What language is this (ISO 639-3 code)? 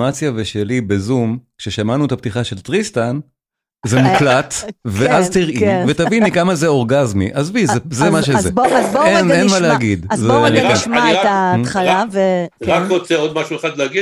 heb